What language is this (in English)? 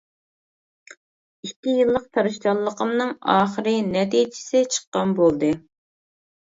Uyghur